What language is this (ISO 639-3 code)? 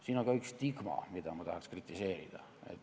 est